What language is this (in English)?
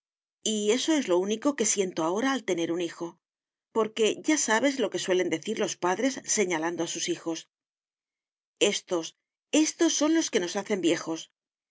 Spanish